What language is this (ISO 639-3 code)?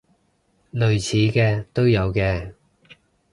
yue